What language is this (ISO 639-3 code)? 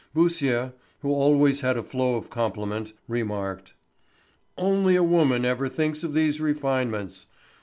eng